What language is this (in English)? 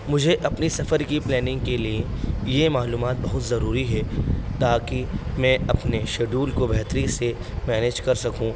Urdu